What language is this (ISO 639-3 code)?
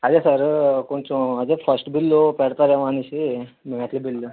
tel